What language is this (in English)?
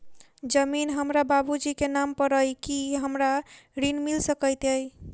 Maithili